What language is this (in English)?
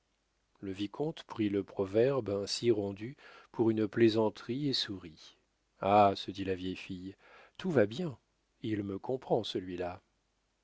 French